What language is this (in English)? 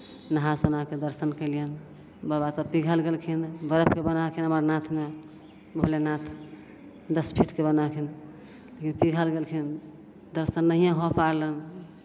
Maithili